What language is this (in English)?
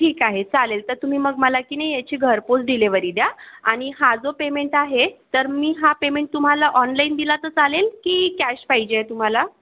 Marathi